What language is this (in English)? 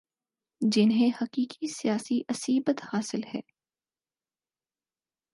Urdu